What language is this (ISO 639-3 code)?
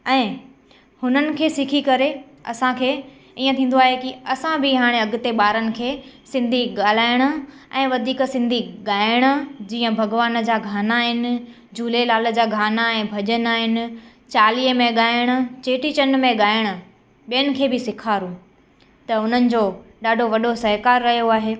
snd